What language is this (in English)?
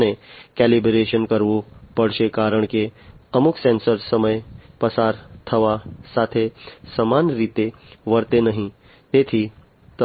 Gujarati